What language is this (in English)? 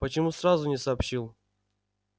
Russian